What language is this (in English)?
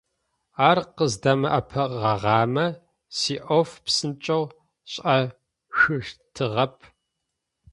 Adyghe